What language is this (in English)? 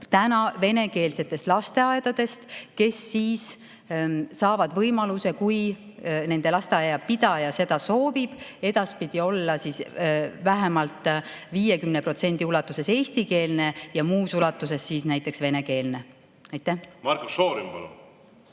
Estonian